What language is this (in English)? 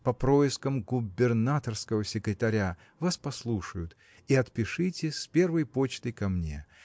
Russian